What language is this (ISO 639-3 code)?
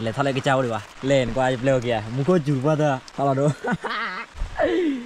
tha